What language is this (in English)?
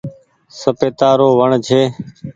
Goaria